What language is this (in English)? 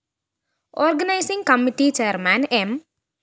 Malayalam